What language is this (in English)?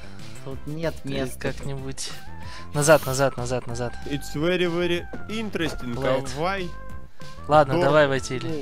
Russian